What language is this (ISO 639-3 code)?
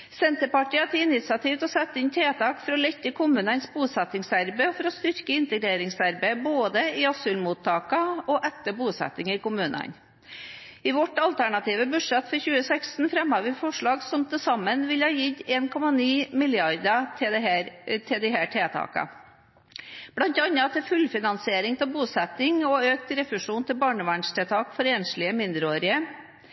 nob